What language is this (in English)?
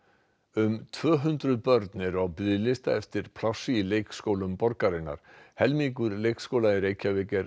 Icelandic